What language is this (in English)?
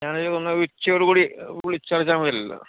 Malayalam